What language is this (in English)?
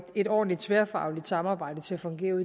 Danish